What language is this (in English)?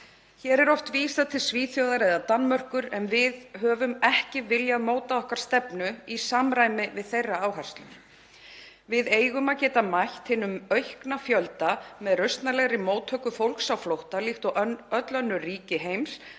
Icelandic